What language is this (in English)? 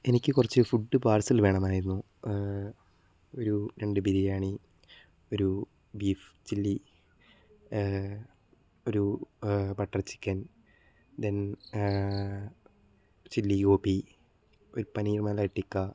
Malayalam